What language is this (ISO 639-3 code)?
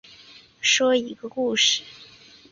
zho